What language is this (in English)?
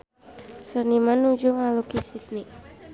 Sundanese